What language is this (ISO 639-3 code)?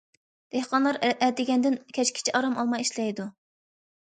uig